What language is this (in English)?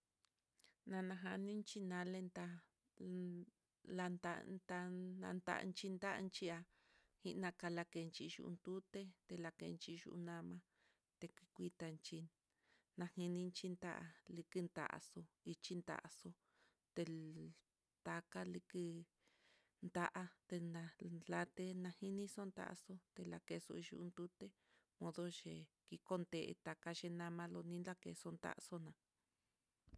Mitlatongo Mixtec